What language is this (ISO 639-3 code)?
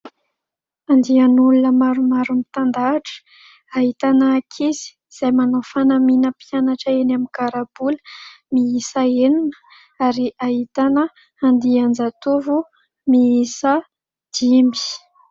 mlg